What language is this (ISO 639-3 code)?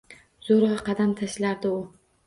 uzb